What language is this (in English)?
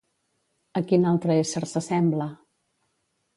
Catalan